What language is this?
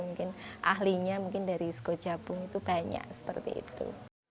Indonesian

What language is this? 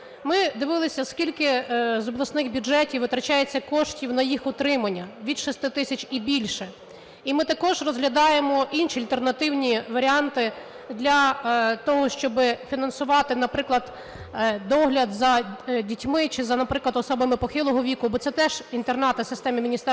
Ukrainian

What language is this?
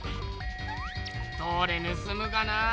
Japanese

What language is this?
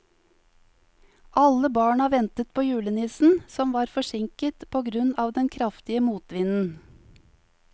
Norwegian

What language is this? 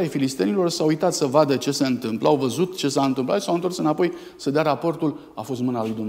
Romanian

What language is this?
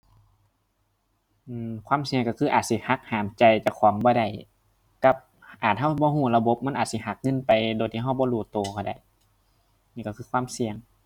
Thai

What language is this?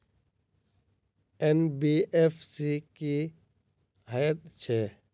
Maithili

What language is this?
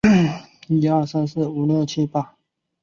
Chinese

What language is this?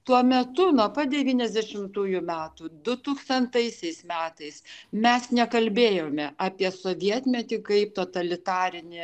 Lithuanian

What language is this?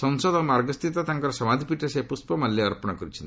Odia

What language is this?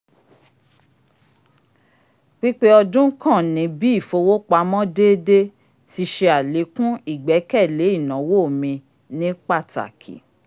Yoruba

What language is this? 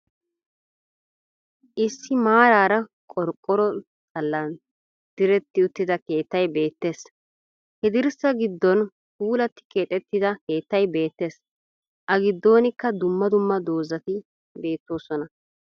Wolaytta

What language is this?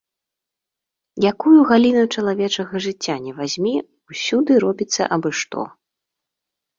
Belarusian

